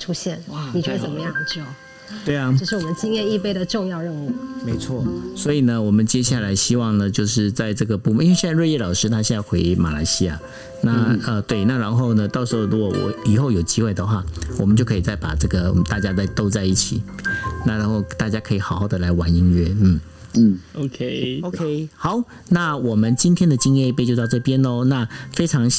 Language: Chinese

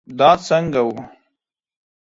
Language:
Pashto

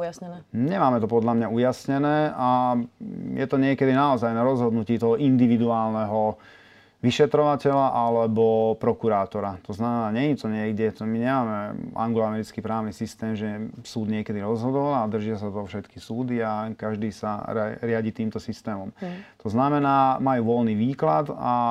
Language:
Slovak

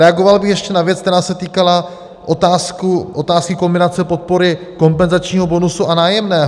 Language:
Czech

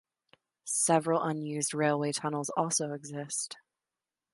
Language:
English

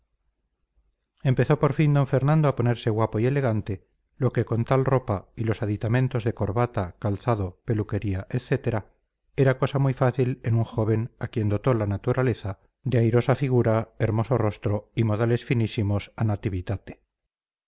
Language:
Spanish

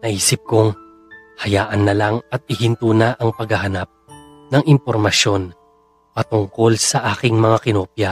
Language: Filipino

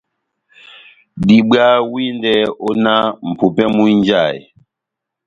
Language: Batanga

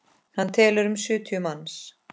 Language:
Icelandic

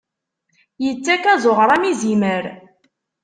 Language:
Kabyle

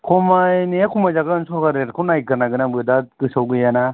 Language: Bodo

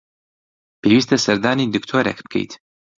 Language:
Central Kurdish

